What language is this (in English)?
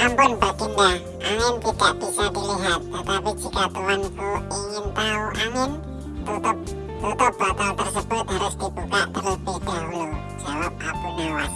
Indonesian